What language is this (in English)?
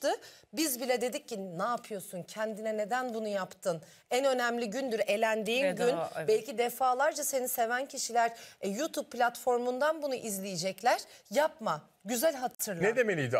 Turkish